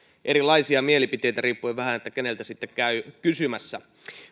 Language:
Finnish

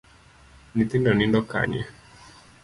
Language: Luo (Kenya and Tanzania)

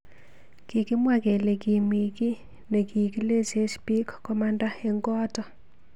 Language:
Kalenjin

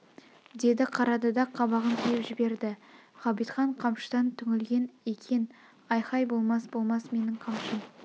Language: Kazakh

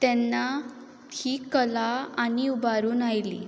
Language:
Konkani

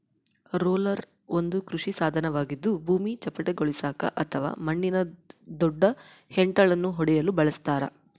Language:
Kannada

